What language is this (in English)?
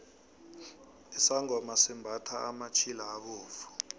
South Ndebele